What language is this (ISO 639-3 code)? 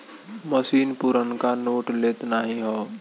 bho